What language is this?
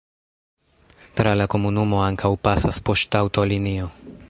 Esperanto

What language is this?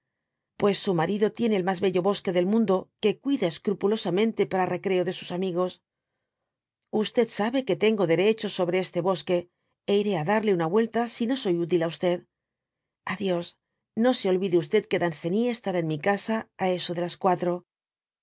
Spanish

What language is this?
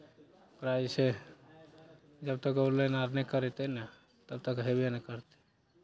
Maithili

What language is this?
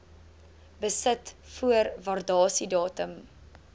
Afrikaans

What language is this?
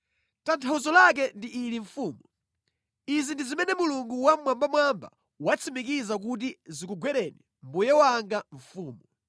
Nyanja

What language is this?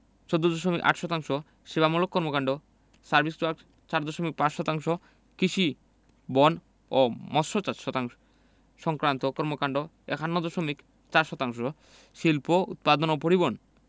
Bangla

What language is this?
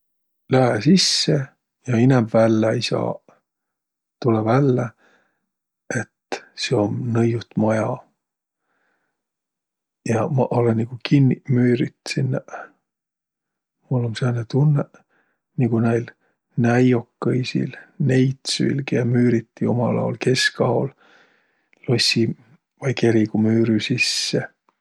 Võro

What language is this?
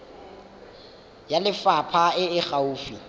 Tswana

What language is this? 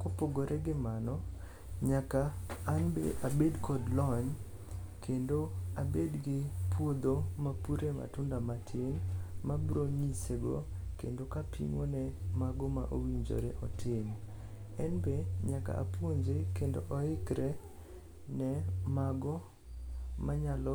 Luo (Kenya and Tanzania)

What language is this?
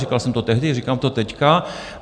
Czech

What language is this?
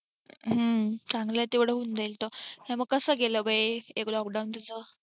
Marathi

